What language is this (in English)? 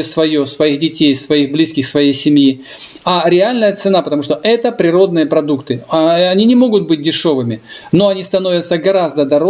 Russian